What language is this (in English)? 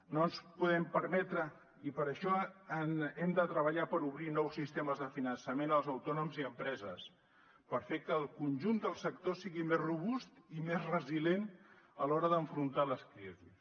Catalan